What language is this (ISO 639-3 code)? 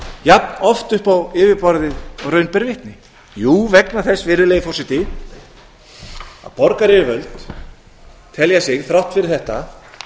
isl